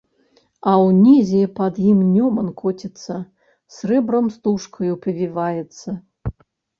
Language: Belarusian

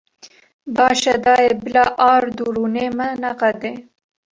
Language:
Kurdish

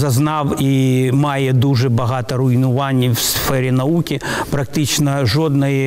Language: Ukrainian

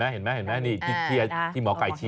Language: Thai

